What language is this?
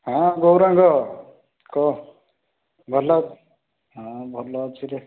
Odia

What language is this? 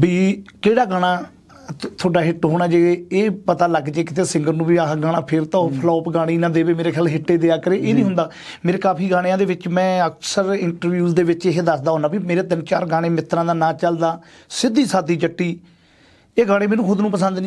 Punjabi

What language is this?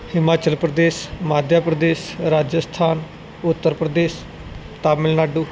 Punjabi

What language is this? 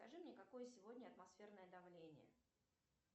Russian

